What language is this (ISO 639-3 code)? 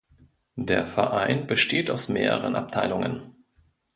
deu